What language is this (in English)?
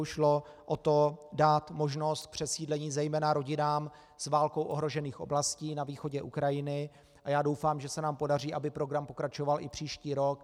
Czech